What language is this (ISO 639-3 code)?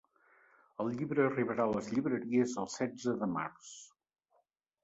cat